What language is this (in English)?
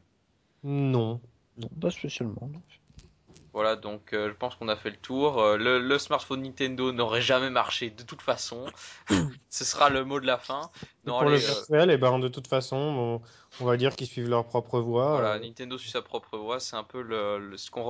French